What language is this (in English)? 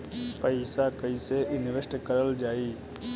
Bhojpuri